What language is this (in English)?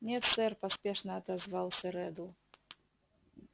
Russian